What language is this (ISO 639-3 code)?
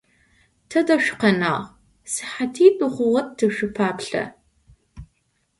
ady